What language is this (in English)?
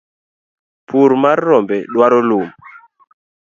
Luo (Kenya and Tanzania)